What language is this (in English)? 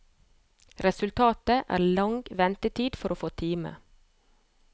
Norwegian